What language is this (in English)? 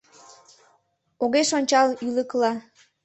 Mari